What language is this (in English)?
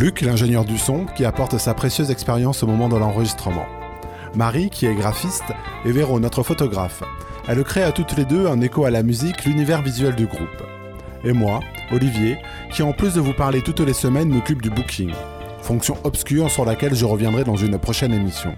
French